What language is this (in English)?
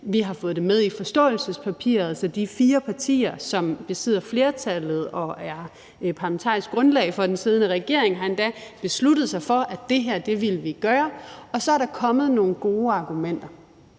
Danish